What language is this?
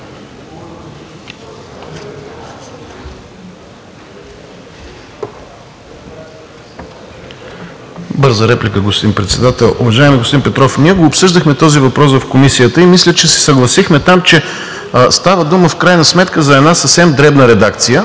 Bulgarian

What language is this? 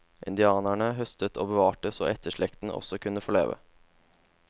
Norwegian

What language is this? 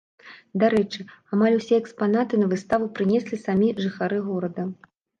Belarusian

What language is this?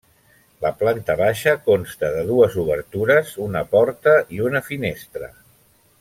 Catalan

